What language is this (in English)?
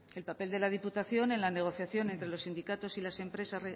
Spanish